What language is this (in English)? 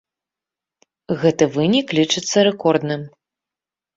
Belarusian